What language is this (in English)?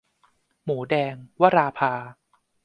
Thai